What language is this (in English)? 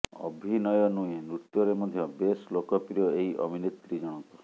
Odia